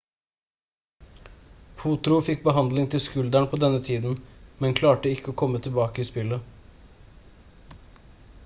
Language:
Norwegian Bokmål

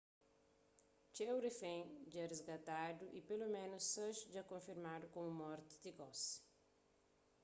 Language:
Kabuverdianu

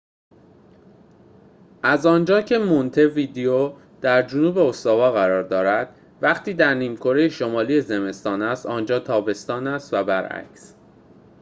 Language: Persian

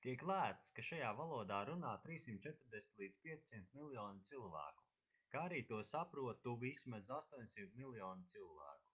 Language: Latvian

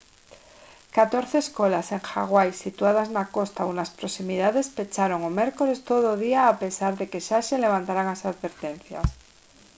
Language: Galician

